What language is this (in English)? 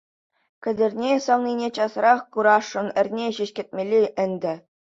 Chuvash